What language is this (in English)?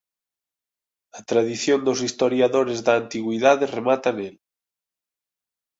Galician